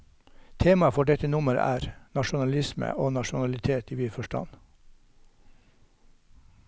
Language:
Norwegian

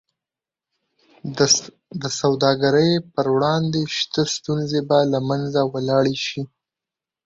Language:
Pashto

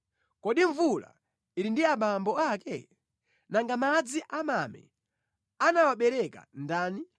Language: Nyanja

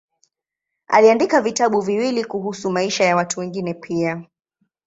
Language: Swahili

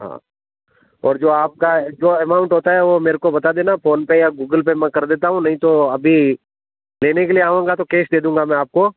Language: Hindi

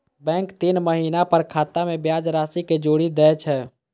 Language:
Maithili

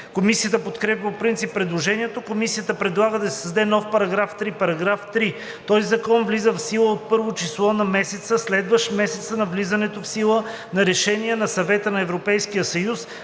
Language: Bulgarian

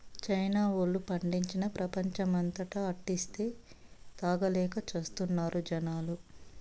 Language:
Telugu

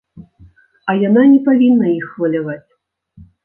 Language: Belarusian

